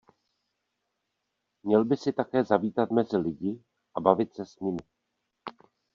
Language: Czech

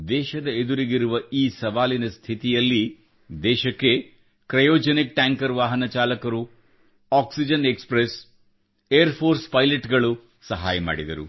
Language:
Kannada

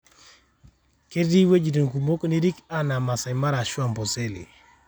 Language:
Masai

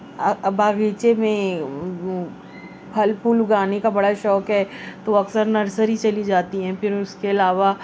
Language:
Urdu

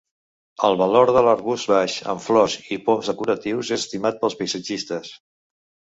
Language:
Catalan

